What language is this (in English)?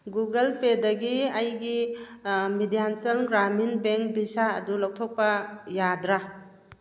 Manipuri